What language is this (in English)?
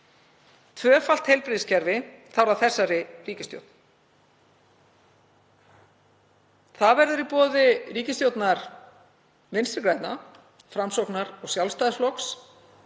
Icelandic